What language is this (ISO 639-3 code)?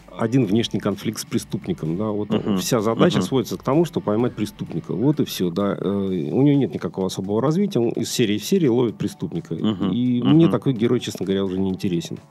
rus